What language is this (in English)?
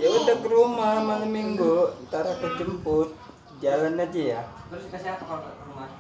Indonesian